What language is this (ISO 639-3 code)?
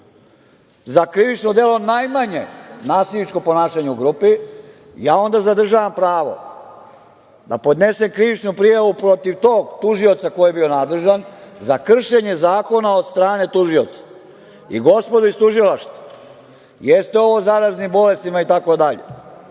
srp